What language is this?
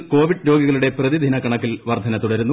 Malayalam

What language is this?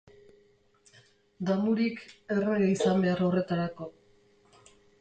Basque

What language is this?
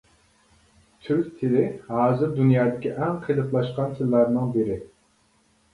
Uyghur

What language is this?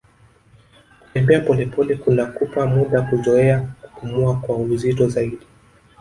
Swahili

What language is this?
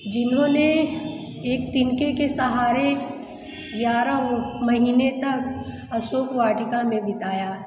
Hindi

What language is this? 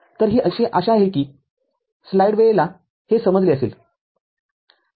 Marathi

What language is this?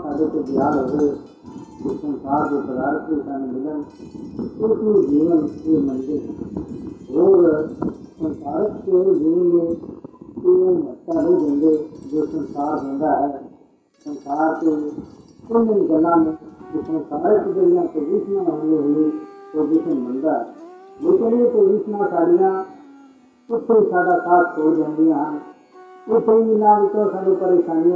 Hindi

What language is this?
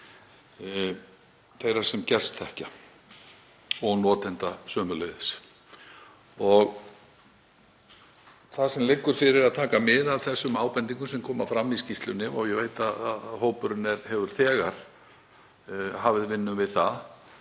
Icelandic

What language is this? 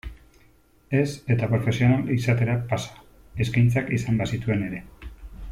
Basque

